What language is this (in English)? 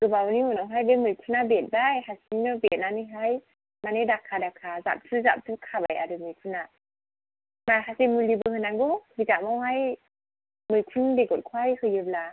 Bodo